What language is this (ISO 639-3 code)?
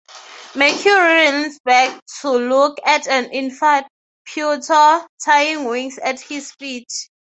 eng